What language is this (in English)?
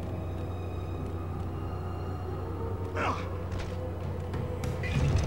Indonesian